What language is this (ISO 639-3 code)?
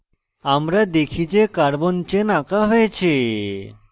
ben